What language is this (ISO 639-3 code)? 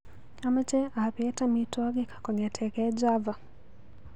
kln